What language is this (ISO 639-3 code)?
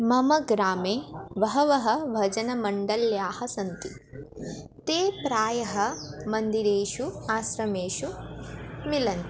san